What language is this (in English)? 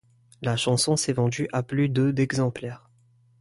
French